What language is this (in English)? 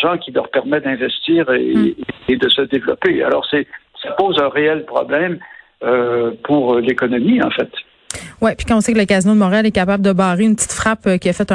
French